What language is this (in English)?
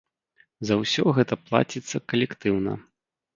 Belarusian